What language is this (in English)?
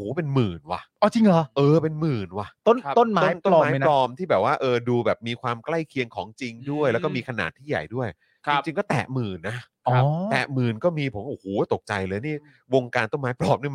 Thai